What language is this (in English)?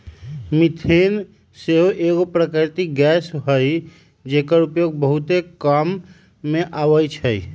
Magahi